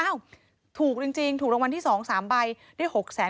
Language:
Thai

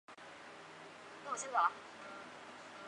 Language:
Chinese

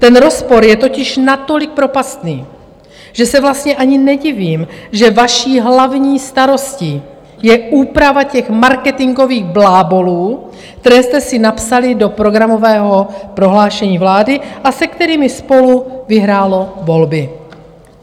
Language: Czech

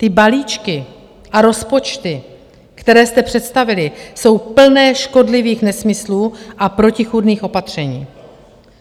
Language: Czech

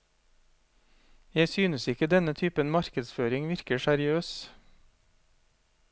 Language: Norwegian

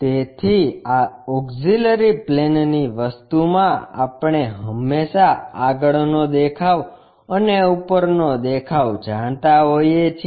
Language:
Gujarati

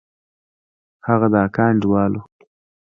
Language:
Pashto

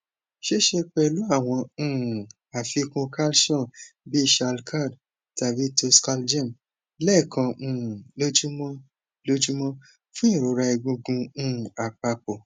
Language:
Yoruba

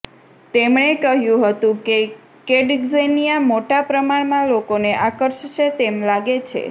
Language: Gujarati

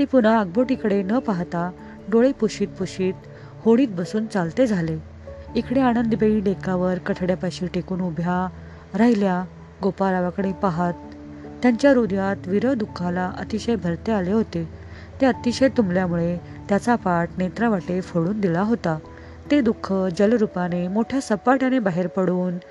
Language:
Marathi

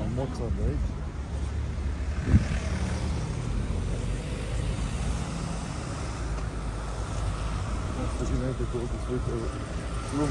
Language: Romanian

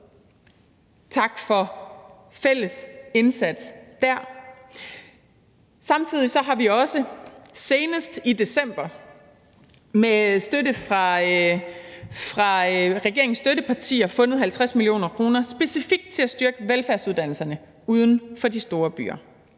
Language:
Danish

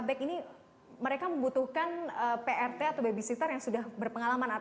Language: Indonesian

